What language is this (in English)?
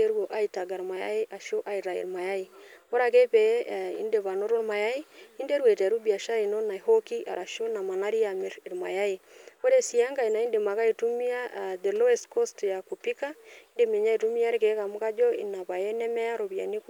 Masai